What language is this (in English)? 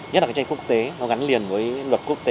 Vietnamese